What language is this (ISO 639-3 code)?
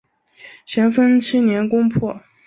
zho